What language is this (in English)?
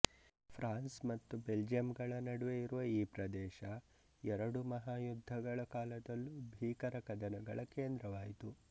Kannada